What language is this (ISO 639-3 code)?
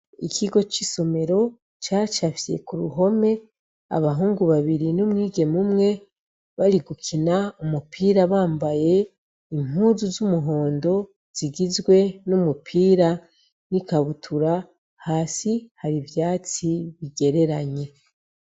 run